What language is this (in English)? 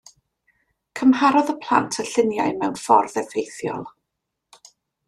Welsh